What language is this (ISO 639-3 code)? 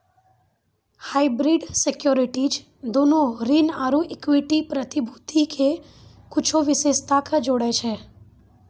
mai